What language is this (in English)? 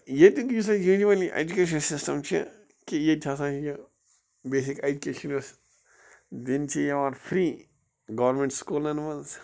Kashmiri